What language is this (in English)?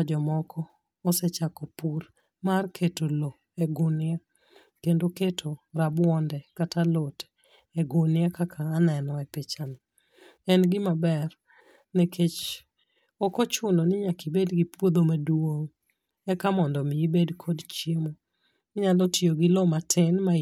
Luo (Kenya and Tanzania)